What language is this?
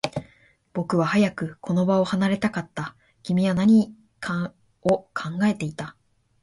Japanese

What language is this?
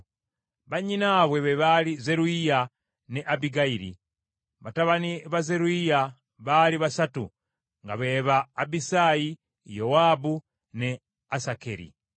Ganda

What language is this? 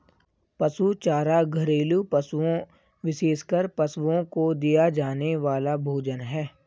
Hindi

